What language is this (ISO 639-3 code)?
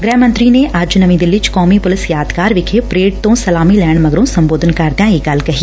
pan